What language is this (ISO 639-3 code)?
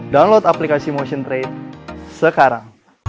ind